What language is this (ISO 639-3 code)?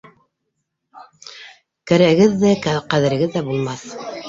bak